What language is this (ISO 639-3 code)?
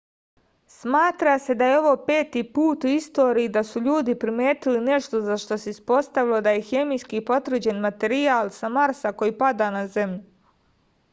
srp